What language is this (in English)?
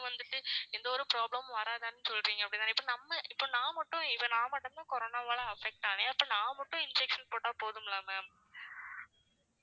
Tamil